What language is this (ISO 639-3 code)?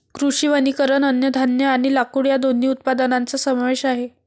mar